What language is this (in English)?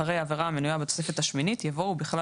Hebrew